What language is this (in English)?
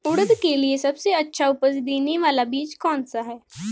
Hindi